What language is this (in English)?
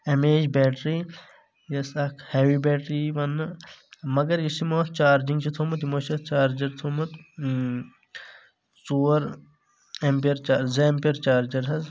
Kashmiri